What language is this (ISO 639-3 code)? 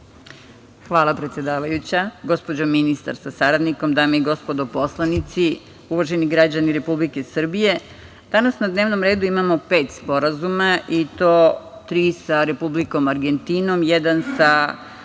srp